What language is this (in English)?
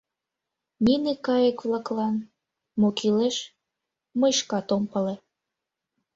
Mari